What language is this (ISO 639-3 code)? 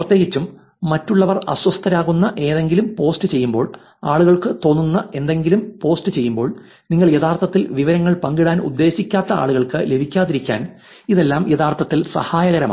mal